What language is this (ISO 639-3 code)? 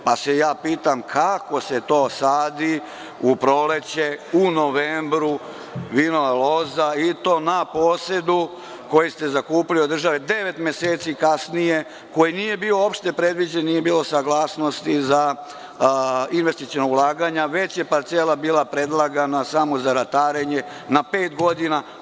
srp